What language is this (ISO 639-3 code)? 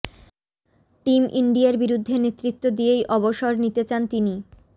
ben